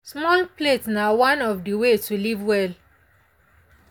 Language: Nigerian Pidgin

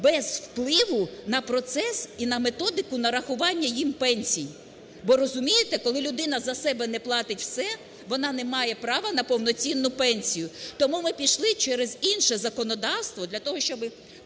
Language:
Ukrainian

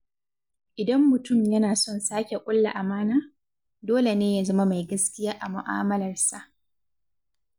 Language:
Hausa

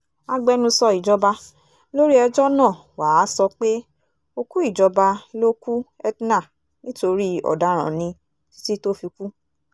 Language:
Yoruba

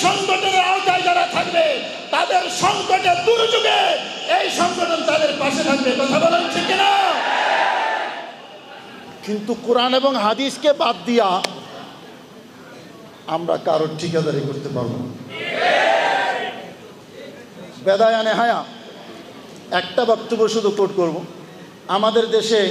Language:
Arabic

